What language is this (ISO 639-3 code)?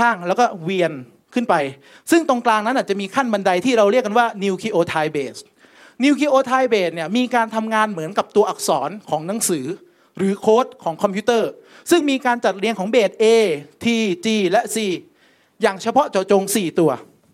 tha